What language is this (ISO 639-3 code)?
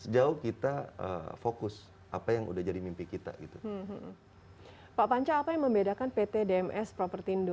ind